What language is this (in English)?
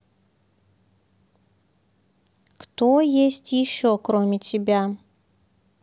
Russian